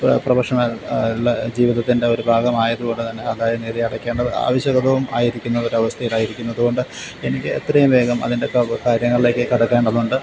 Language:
Malayalam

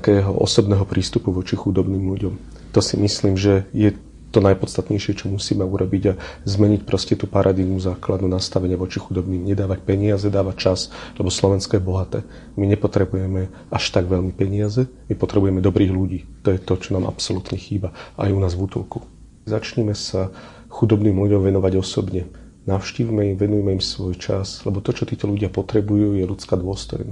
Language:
Slovak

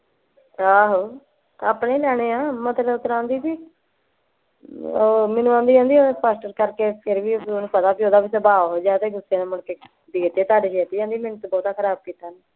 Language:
Punjabi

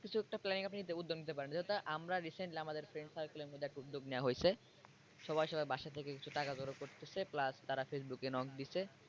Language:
Bangla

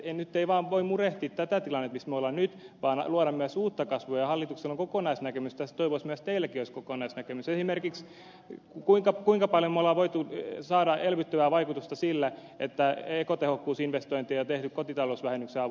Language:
Finnish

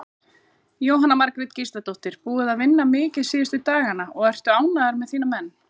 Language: Icelandic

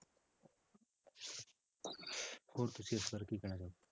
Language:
Punjabi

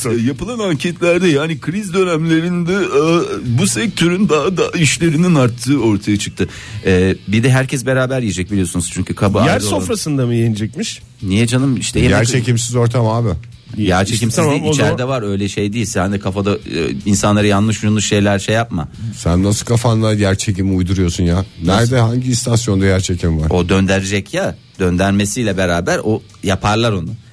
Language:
Turkish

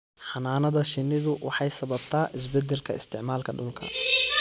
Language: Somali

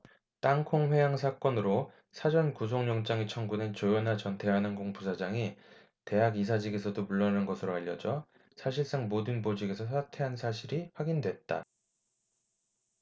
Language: Korean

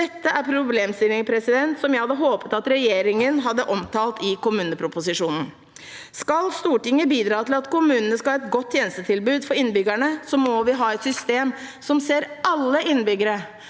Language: Norwegian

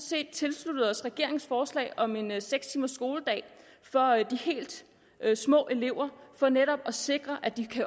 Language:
Danish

